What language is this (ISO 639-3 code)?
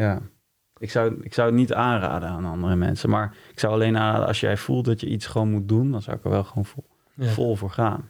nld